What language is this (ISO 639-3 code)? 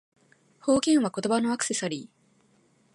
jpn